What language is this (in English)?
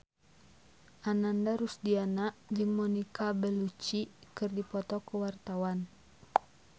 Sundanese